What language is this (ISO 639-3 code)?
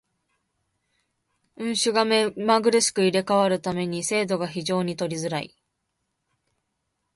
jpn